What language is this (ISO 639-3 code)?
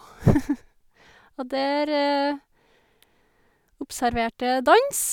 nor